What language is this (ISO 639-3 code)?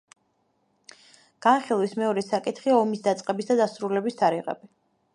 kat